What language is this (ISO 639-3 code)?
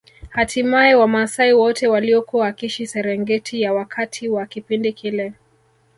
swa